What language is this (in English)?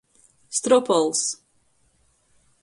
Latgalian